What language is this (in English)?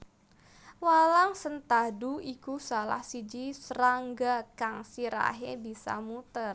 Javanese